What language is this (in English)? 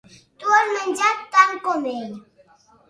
Catalan